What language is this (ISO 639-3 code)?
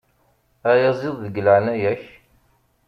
kab